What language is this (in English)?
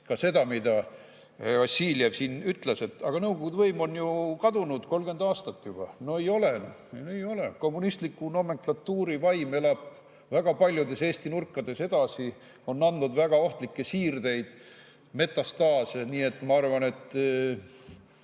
Estonian